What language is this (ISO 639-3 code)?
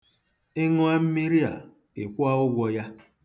ibo